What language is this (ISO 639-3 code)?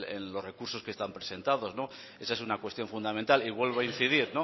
spa